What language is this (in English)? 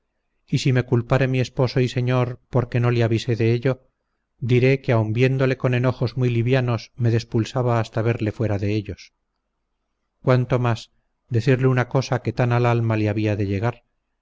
Spanish